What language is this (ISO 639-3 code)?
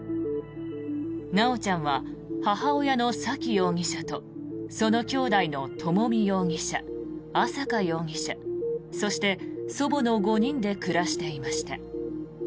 jpn